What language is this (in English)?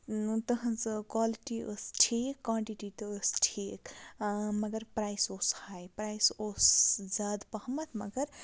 Kashmiri